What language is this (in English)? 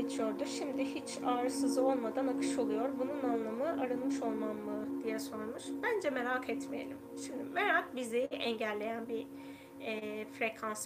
Turkish